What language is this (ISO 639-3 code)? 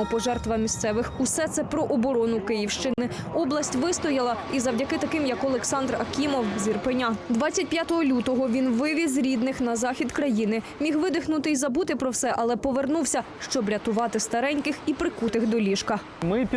ukr